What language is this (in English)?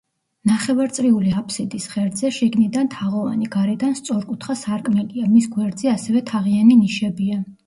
Georgian